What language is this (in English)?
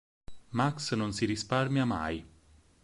Italian